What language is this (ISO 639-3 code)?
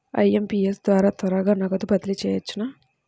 tel